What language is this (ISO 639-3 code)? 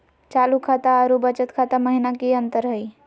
mag